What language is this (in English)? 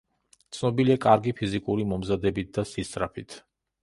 Georgian